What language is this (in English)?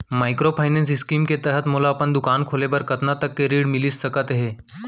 Chhattisgarhi